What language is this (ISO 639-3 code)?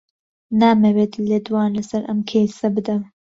ckb